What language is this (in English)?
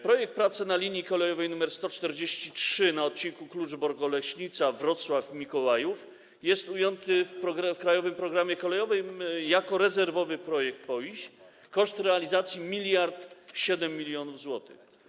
Polish